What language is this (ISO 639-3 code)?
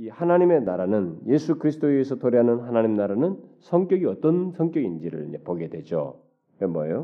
kor